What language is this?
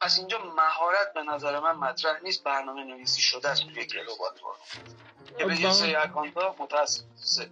Persian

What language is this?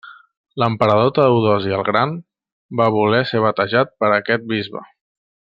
Catalan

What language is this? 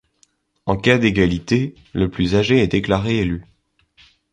French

